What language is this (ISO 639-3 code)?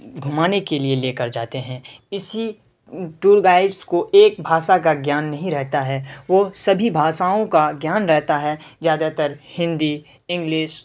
urd